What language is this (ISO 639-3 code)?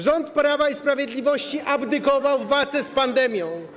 pol